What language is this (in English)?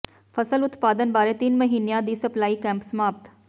Punjabi